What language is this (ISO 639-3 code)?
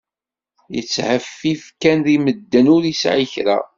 kab